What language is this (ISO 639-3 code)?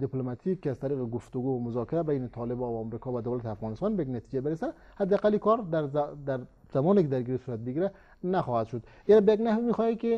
fas